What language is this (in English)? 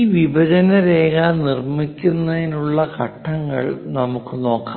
Malayalam